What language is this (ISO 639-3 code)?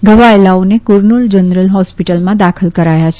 guj